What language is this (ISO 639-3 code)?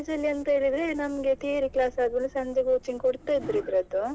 kan